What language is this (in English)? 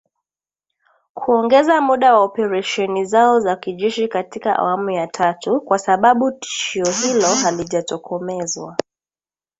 Swahili